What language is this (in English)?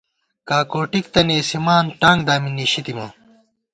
Gawar-Bati